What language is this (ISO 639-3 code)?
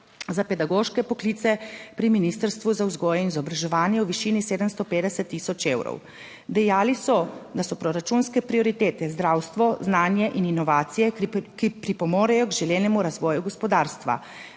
slv